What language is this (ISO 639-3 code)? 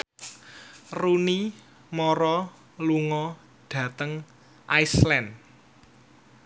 jav